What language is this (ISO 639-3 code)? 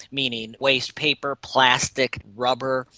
eng